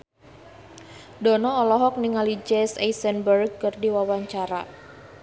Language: Sundanese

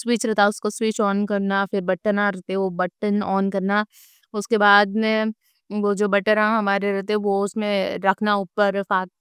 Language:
Deccan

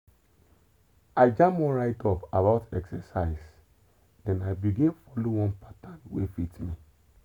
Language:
Nigerian Pidgin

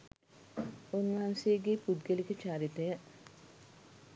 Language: Sinhala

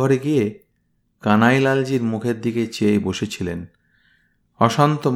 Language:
Bangla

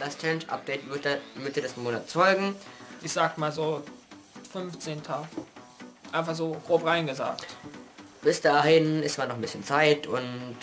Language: German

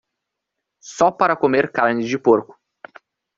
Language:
Portuguese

